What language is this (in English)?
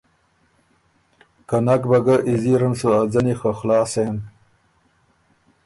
Ormuri